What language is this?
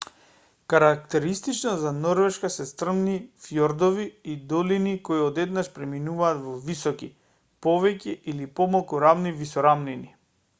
Macedonian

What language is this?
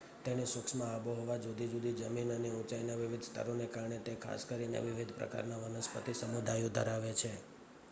Gujarati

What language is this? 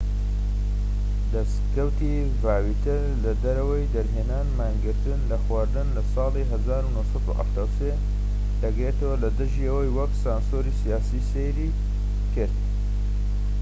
Central Kurdish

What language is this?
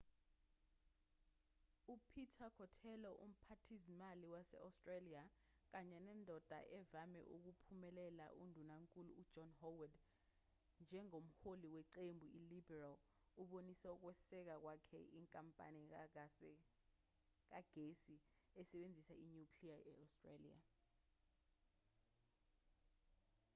Zulu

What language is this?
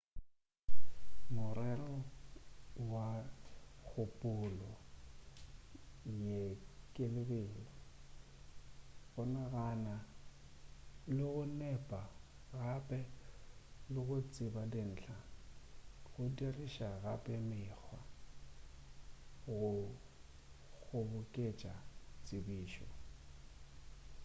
Northern Sotho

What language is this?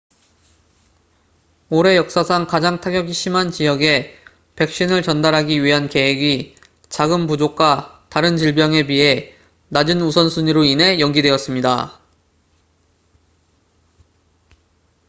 Korean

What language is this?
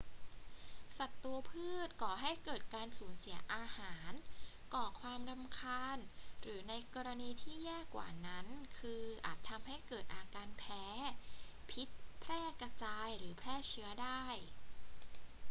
Thai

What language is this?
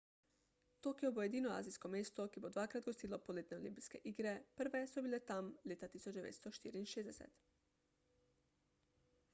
Slovenian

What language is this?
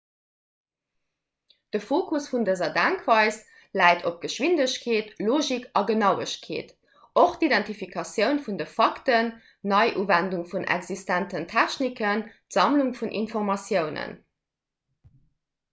Luxembourgish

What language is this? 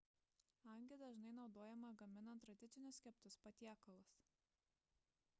Lithuanian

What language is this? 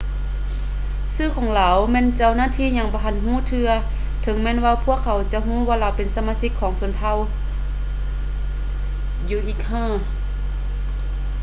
Lao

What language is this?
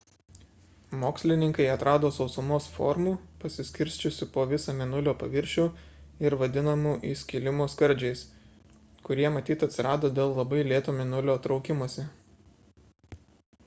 Lithuanian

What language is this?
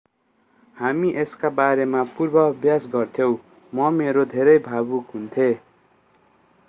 Nepali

